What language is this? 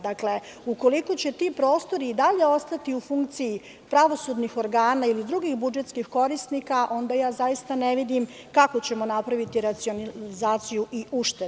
Serbian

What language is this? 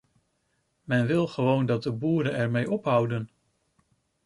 Dutch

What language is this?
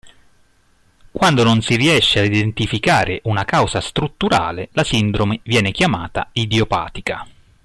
Italian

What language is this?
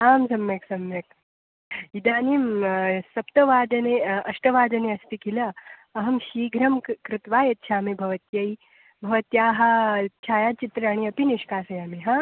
Sanskrit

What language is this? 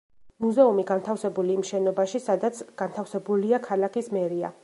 Georgian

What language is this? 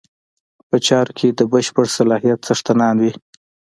Pashto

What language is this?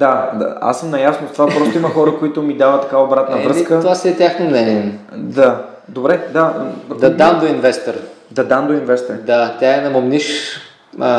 Bulgarian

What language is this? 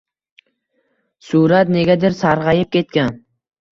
Uzbek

